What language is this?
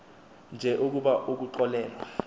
Xhosa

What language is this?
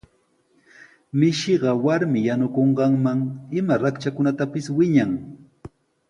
Sihuas Ancash Quechua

